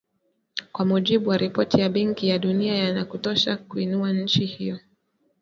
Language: Swahili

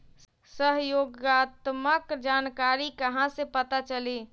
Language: Magahi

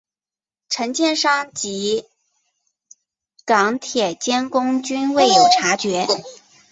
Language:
Chinese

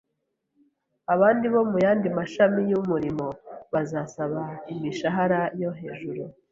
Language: Kinyarwanda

